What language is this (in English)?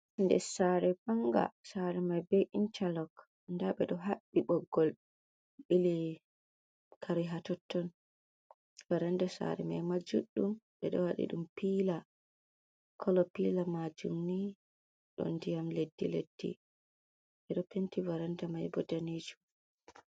Fula